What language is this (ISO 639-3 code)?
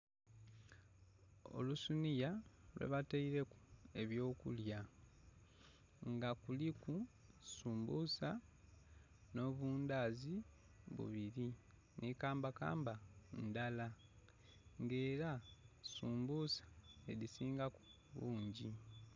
xog